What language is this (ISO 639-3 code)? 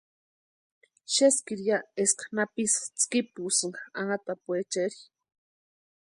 pua